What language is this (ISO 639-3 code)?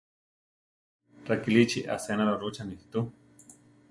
tar